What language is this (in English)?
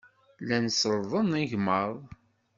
Kabyle